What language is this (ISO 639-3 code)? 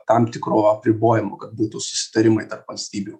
lit